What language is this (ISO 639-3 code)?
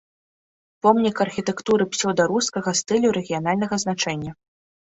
bel